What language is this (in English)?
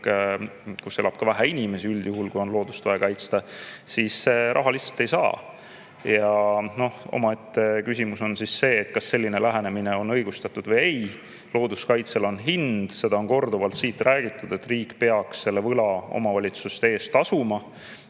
Estonian